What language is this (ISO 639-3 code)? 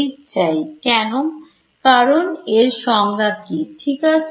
ben